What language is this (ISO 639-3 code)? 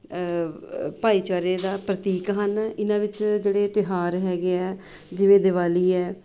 pan